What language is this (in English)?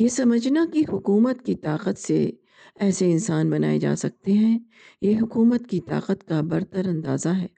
Urdu